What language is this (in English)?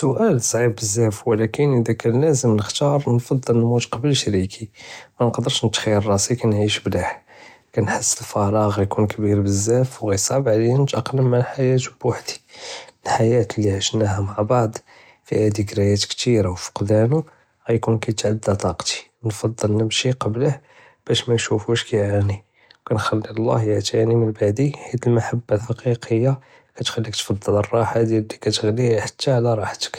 Judeo-Arabic